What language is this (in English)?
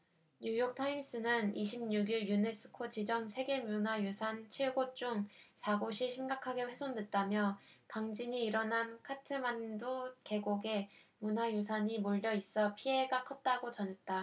Korean